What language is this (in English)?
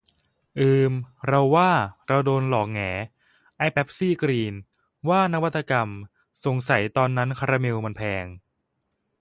Thai